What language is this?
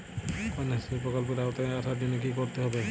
Bangla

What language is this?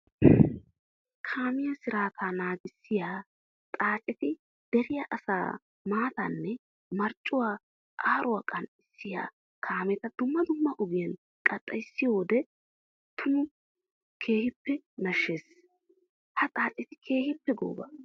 Wolaytta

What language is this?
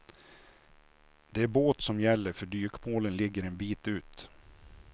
Swedish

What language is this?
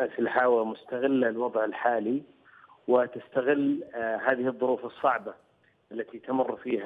Arabic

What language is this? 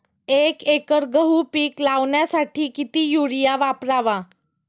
Marathi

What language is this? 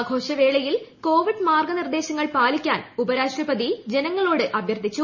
Malayalam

